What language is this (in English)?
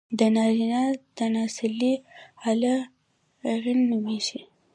Pashto